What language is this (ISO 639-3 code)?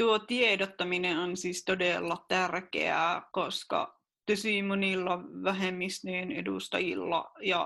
fin